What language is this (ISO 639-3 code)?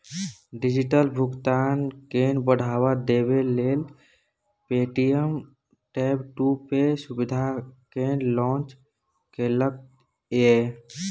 mai